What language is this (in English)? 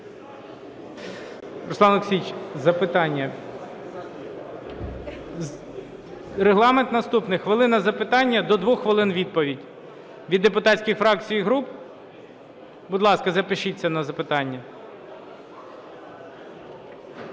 Ukrainian